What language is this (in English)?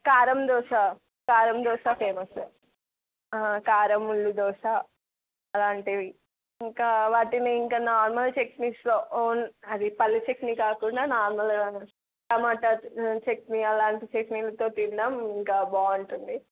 Telugu